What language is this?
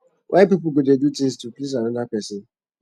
Nigerian Pidgin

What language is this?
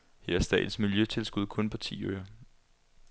Danish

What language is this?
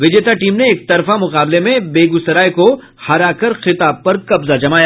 Hindi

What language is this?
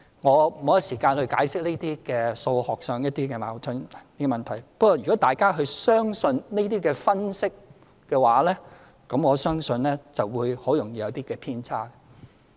Cantonese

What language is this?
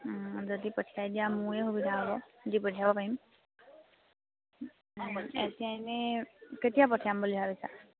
Assamese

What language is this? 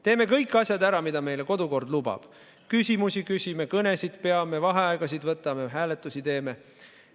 Estonian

